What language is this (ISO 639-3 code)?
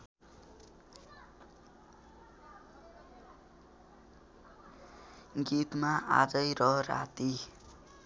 nep